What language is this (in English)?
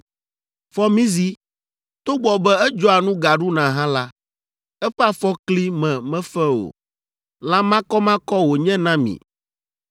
Ewe